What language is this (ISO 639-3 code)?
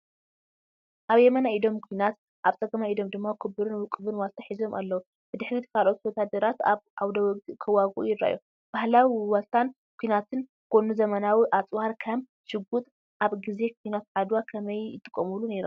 tir